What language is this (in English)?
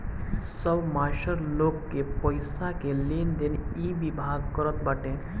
Bhojpuri